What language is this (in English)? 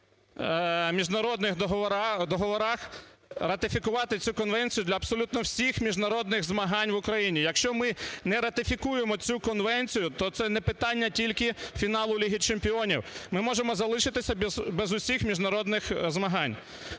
Ukrainian